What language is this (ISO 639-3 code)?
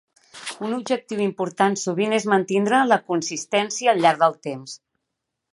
cat